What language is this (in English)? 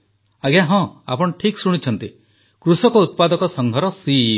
Odia